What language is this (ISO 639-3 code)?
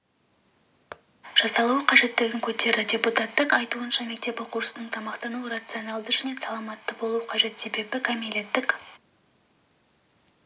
kaz